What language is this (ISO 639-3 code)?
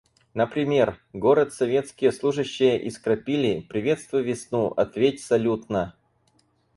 rus